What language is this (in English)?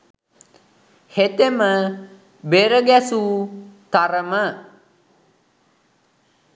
Sinhala